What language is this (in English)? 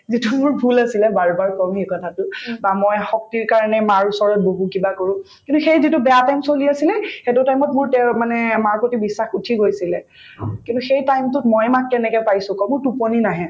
Assamese